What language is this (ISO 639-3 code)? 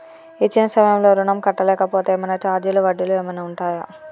tel